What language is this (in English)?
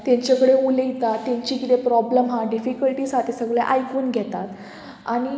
Konkani